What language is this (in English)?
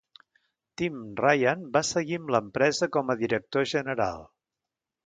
Catalan